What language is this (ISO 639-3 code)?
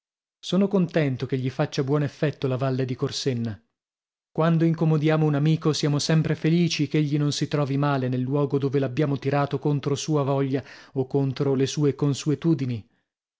ita